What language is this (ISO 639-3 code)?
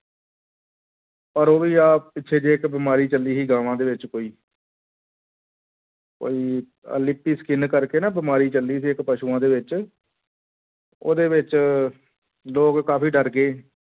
pan